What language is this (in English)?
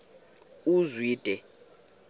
Xhosa